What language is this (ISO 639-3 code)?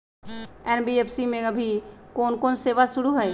mag